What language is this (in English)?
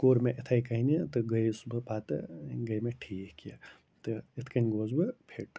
Kashmiri